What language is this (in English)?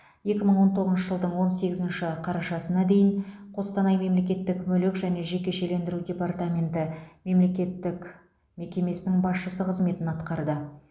Kazakh